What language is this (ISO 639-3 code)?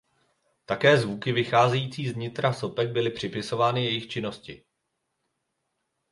ces